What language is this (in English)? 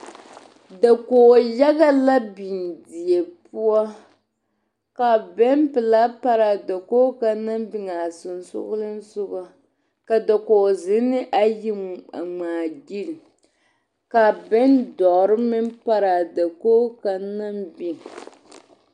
Southern Dagaare